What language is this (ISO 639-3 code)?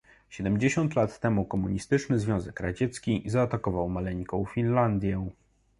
pol